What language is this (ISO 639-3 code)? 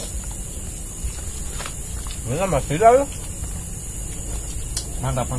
ind